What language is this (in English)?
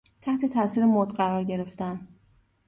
Persian